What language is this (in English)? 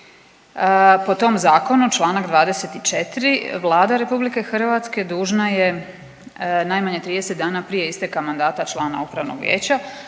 Croatian